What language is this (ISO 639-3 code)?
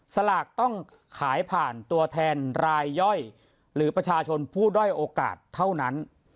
tha